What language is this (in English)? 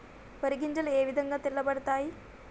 Telugu